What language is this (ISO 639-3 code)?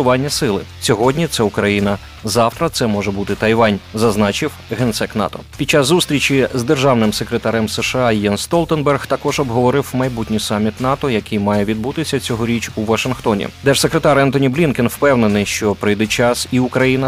ukr